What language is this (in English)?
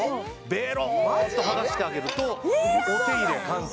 Japanese